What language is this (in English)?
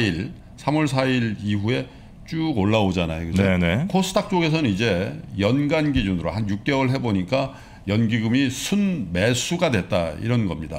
Korean